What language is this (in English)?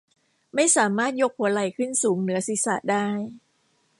Thai